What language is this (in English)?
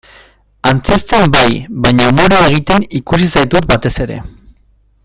Basque